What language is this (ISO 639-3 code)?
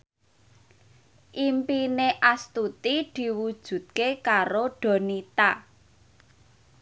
jav